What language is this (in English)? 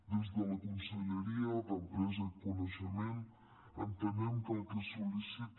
Catalan